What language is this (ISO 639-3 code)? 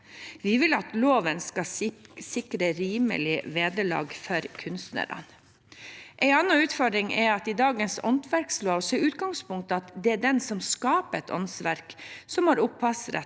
nor